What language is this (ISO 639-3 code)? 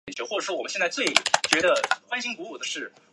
zho